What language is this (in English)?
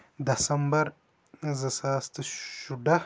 Kashmiri